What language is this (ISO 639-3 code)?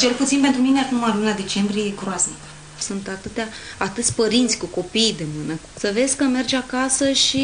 ron